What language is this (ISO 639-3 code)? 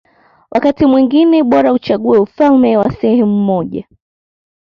swa